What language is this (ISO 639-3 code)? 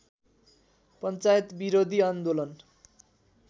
nep